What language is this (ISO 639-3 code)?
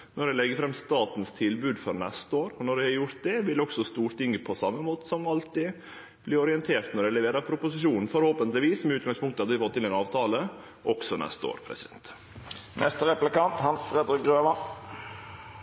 nno